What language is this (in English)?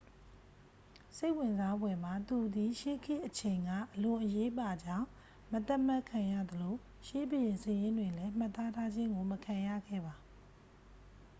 Burmese